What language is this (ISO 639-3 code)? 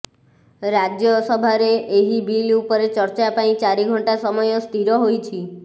ori